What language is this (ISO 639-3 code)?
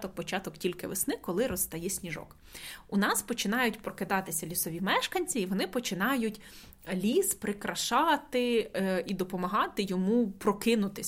ukr